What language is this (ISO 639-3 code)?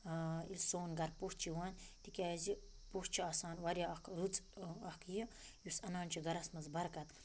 kas